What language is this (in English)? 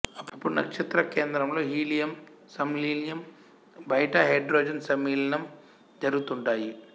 Telugu